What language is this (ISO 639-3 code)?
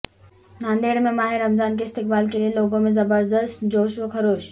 urd